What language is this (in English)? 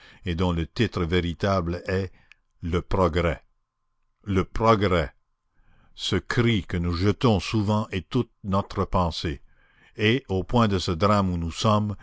French